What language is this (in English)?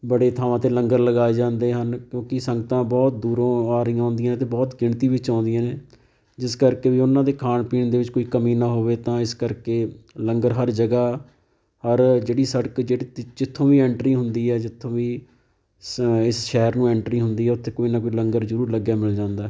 Punjabi